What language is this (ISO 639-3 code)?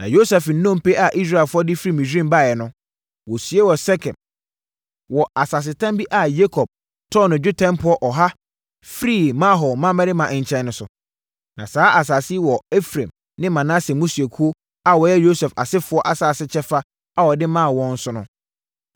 aka